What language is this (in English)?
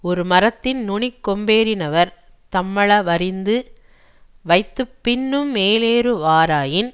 Tamil